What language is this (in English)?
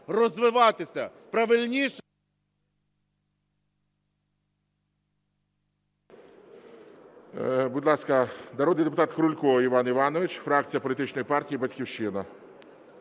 Ukrainian